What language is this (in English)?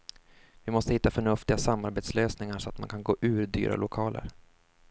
Swedish